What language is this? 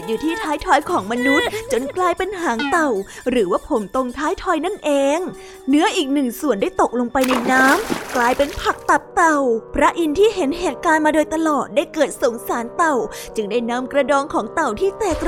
Thai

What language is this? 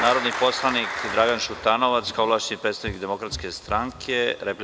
Serbian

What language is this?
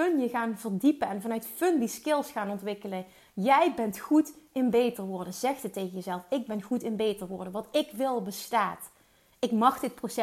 Dutch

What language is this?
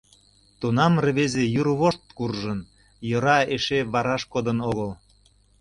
Mari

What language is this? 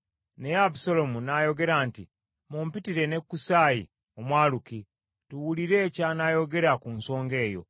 Ganda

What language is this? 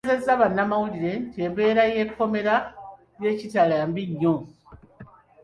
Ganda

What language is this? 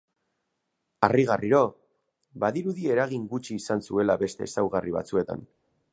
Basque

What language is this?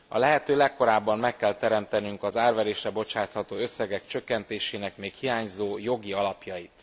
Hungarian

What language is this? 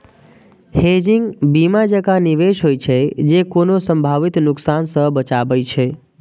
Maithili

